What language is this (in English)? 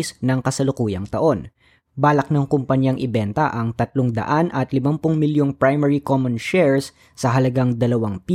Filipino